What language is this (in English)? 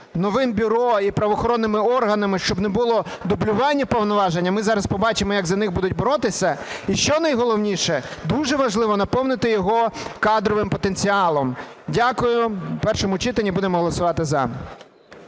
Ukrainian